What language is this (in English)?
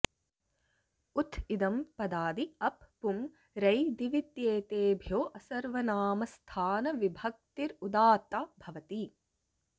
Sanskrit